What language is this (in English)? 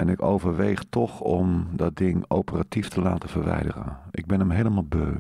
Dutch